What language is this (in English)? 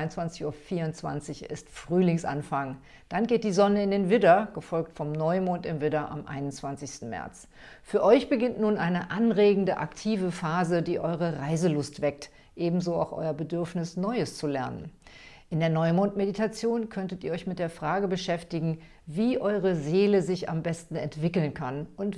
German